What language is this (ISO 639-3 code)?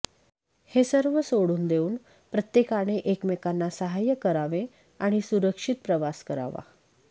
mar